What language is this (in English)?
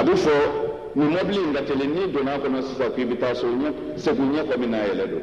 Indonesian